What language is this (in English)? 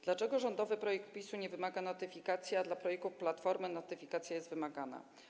Polish